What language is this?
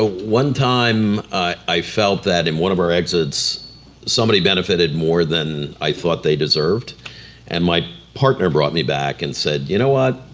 English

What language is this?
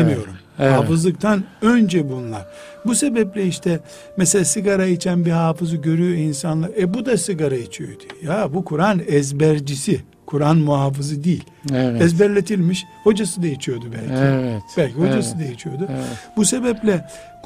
Turkish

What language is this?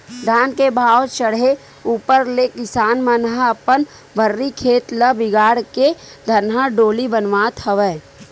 Chhattisgarhi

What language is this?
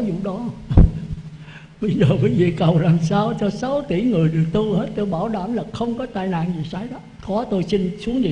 Vietnamese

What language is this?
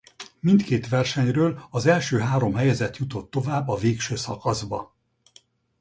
Hungarian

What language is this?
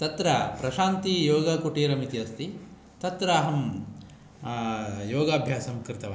Sanskrit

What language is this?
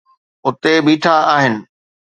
Sindhi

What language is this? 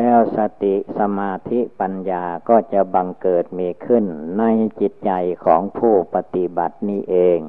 Thai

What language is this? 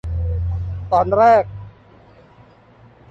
Thai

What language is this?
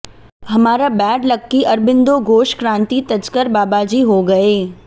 Hindi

